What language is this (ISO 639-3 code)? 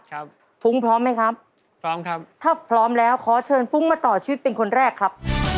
tha